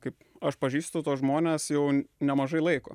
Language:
Lithuanian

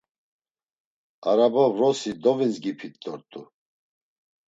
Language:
Laz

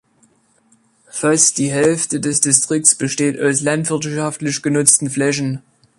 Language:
German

